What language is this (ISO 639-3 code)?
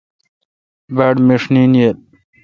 xka